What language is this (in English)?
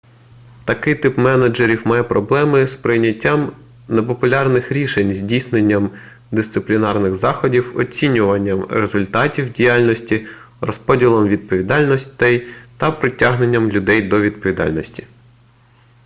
Ukrainian